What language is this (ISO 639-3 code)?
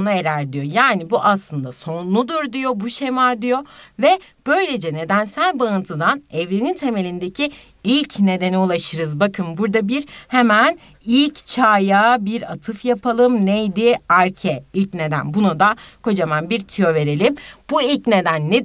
tur